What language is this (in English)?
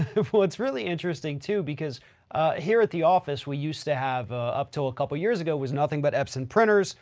English